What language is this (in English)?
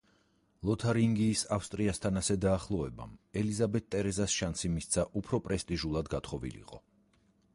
Georgian